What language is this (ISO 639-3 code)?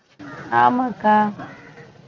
tam